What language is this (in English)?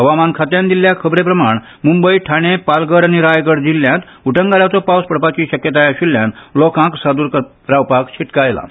Konkani